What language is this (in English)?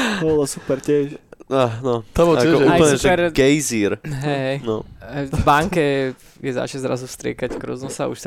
Slovak